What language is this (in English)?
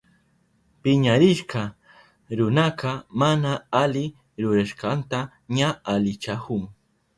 Southern Pastaza Quechua